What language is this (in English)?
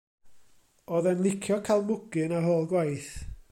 Welsh